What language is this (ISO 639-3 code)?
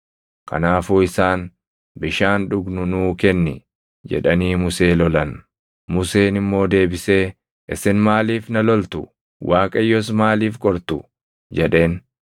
orm